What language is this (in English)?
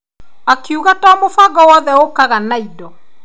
Kikuyu